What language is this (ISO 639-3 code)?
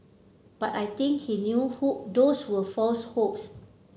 eng